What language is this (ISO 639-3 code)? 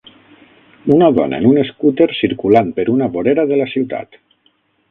cat